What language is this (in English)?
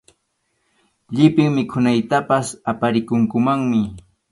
Arequipa-La Unión Quechua